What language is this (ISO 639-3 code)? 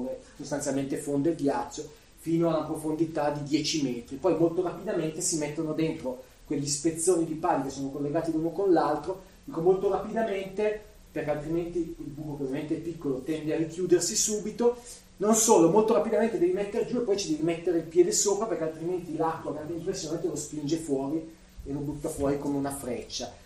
ita